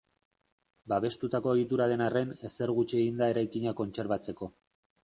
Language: Basque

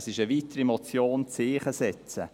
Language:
Swiss German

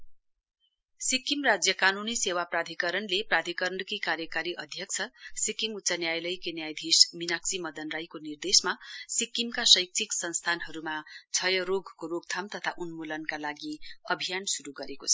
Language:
Nepali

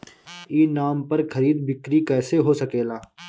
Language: Bhojpuri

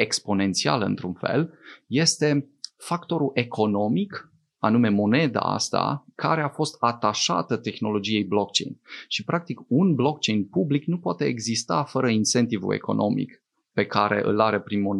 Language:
Romanian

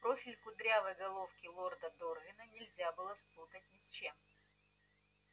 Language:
Russian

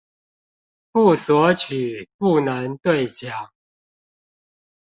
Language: Chinese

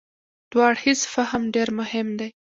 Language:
Pashto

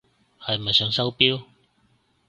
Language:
Cantonese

